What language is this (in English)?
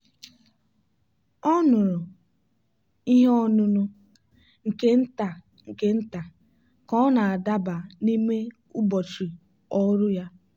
Igbo